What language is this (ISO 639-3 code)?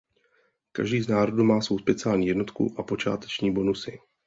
ces